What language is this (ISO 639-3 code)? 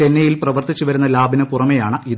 mal